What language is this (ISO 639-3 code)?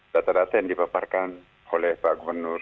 ind